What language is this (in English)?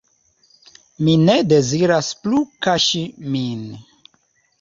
Esperanto